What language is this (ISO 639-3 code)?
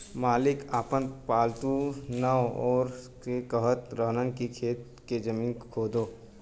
bho